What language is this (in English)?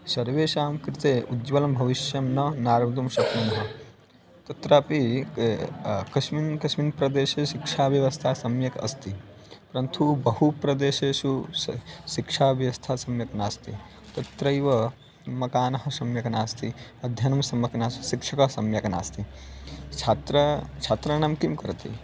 Sanskrit